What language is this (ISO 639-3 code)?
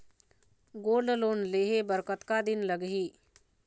hne